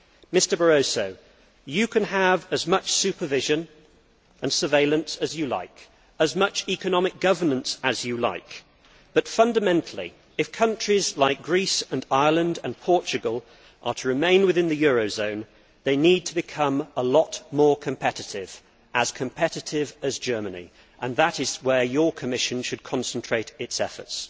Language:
English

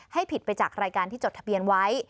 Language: Thai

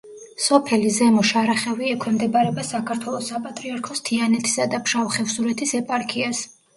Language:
Georgian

